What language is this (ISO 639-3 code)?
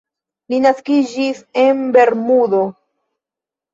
epo